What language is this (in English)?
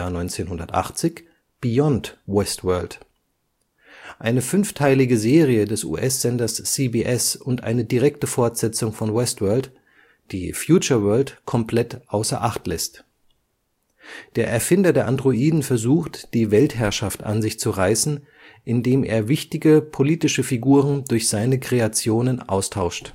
German